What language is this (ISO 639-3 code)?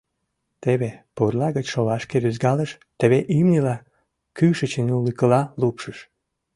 chm